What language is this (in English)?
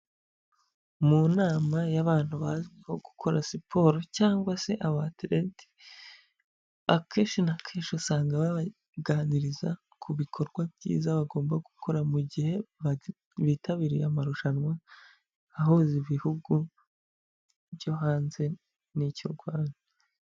Kinyarwanda